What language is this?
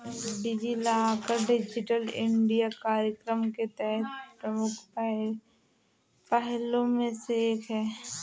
Hindi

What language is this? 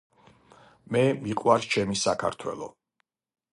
Georgian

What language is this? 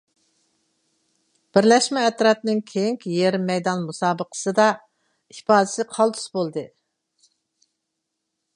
Uyghur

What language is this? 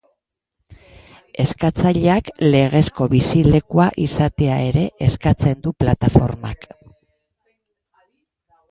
Basque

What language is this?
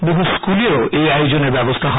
Bangla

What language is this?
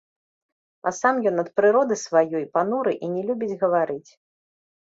Belarusian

